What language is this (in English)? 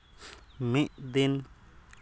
Santali